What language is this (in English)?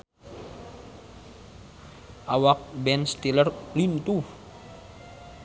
Sundanese